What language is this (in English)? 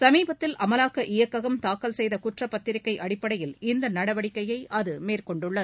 Tamil